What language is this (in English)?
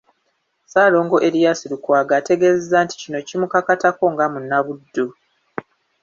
Ganda